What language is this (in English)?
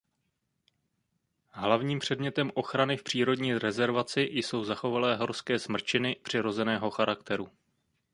Czech